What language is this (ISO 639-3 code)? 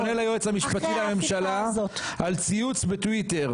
heb